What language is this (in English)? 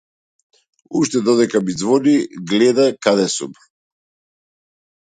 Macedonian